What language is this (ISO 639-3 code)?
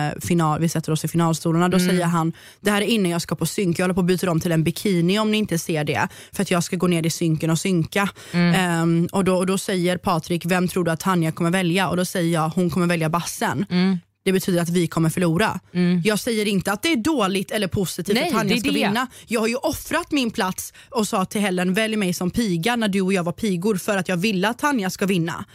swe